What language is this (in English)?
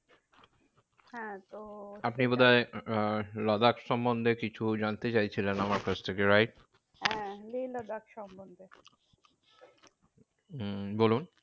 Bangla